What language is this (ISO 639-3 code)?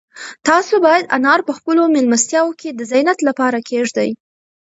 pus